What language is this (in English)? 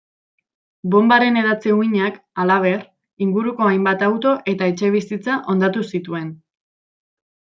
Basque